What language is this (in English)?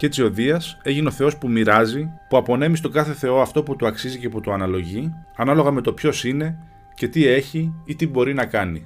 Greek